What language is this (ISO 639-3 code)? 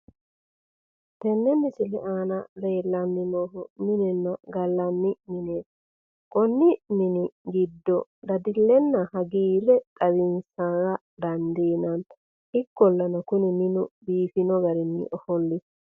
sid